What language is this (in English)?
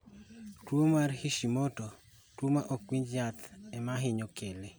Luo (Kenya and Tanzania)